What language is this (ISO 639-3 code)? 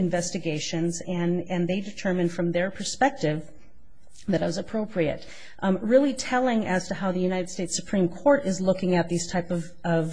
eng